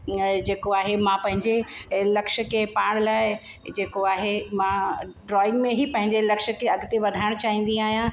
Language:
Sindhi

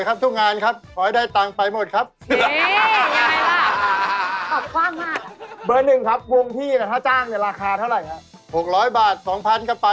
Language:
Thai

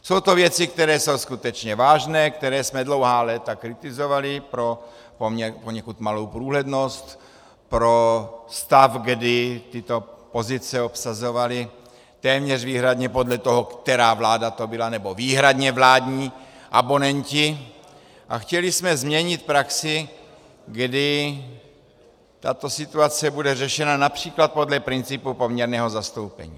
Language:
Czech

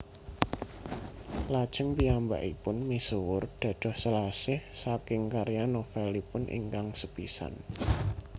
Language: Javanese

